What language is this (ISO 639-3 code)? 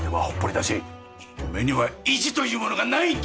jpn